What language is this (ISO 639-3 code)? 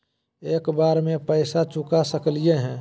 mag